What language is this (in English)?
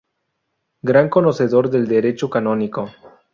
Spanish